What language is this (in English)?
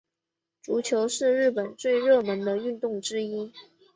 Chinese